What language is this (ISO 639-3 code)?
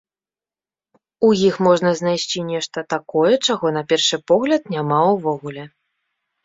bel